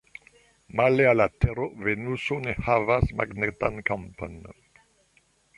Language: Esperanto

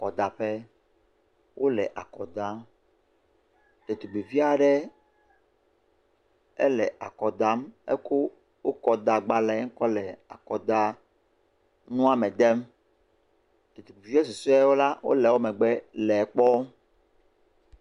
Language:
Ewe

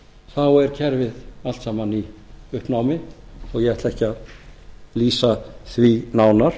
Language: Icelandic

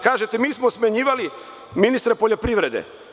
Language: Serbian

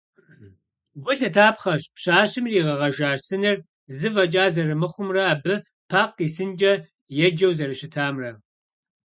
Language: Kabardian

